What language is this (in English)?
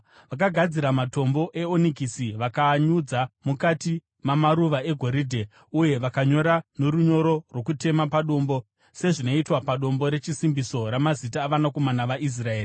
Shona